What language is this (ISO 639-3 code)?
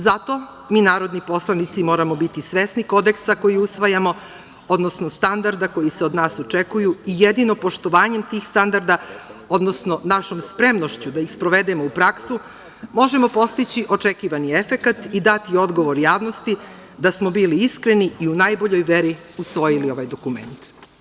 srp